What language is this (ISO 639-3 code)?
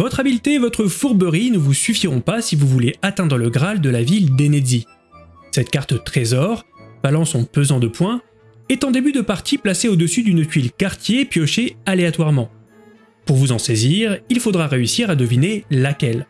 fra